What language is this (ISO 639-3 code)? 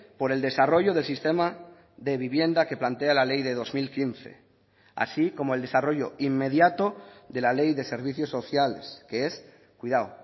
spa